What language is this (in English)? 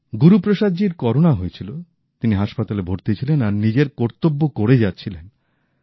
Bangla